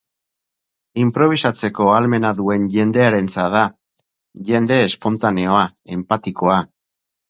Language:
Basque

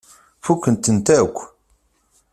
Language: Kabyle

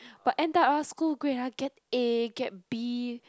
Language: English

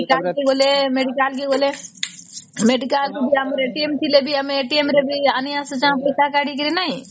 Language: Odia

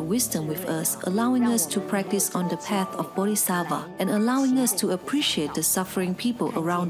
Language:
English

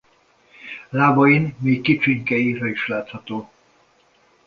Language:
Hungarian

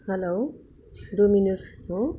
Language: Nepali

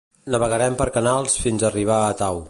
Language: Catalan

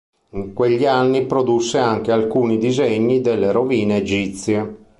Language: Italian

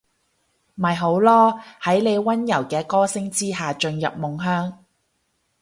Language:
Cantonese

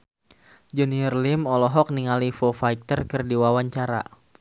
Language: Sundanese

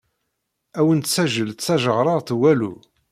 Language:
Kabyle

